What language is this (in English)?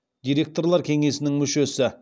Kazakh